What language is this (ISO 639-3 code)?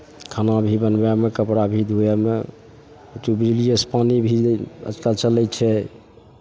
mai